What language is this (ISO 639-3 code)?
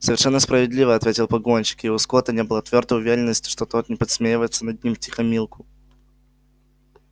rus